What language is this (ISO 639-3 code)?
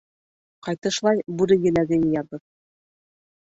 bak